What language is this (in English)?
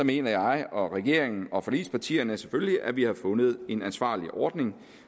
Danish